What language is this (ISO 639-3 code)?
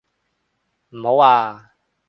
yue